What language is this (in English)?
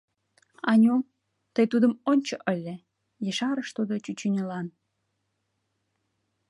Mari